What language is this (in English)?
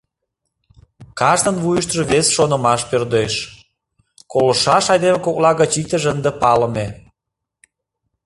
Mari